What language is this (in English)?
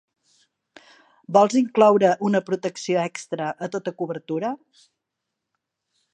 Catalan